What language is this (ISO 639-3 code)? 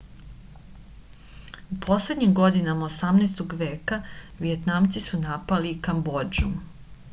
srp